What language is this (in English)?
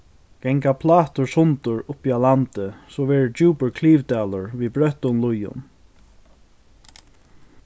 Faroese